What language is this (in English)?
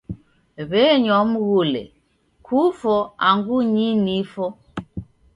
Taita